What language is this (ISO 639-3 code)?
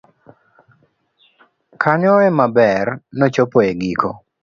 luo